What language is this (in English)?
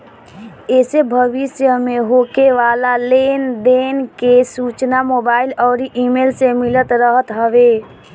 Bhojpuri